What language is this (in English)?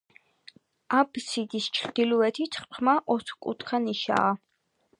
Georgian